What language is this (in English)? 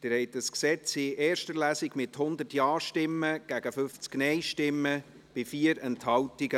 Swiss German